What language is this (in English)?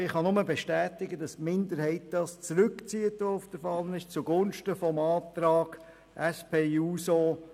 Swiss German